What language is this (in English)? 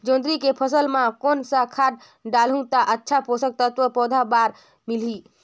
Chhattisgarhi